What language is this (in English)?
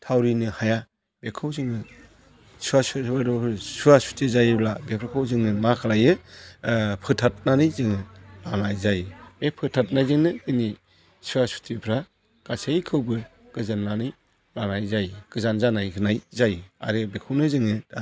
Bodo